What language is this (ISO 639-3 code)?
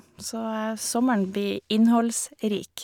nor